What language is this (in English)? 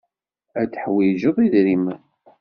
Kabyle